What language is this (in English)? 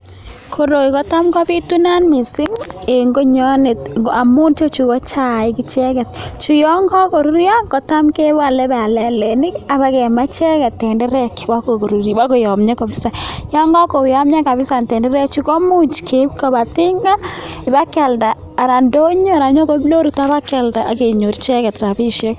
Kalenjin